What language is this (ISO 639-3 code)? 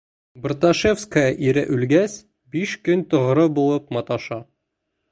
bak